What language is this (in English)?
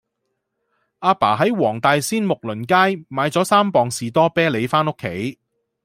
Cantonese